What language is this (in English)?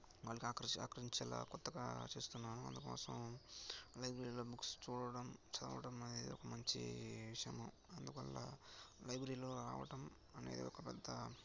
Telugu